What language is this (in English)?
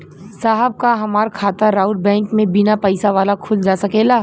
Bhojpuri